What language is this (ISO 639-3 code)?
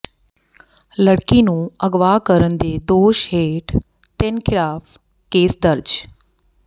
pan